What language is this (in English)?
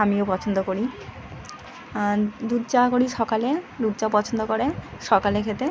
Bangla